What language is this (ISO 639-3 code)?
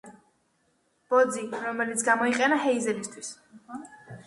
kat